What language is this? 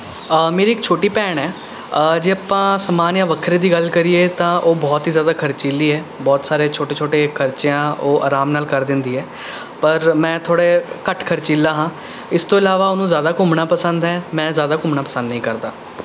Punjabi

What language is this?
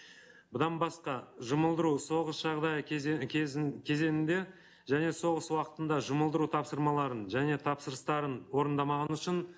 Kazakh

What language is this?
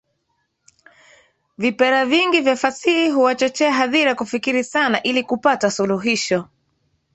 Swahili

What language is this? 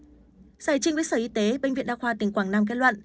Vietnamese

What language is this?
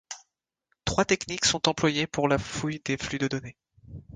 French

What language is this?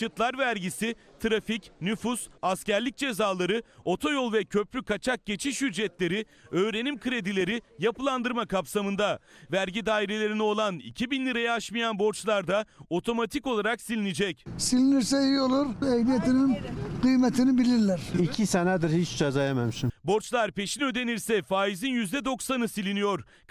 Turkish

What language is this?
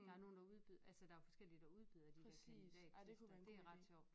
Danish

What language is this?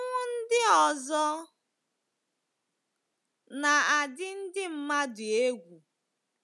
Igbo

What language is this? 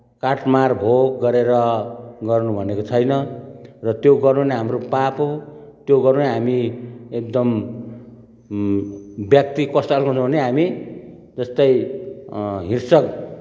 Nepali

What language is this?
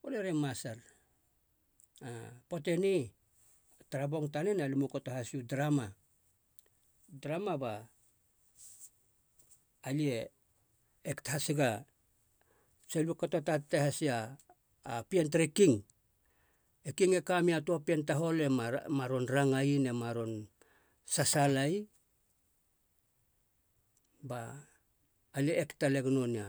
Halia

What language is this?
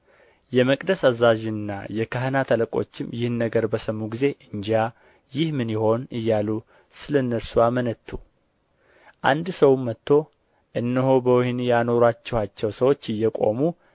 Amharic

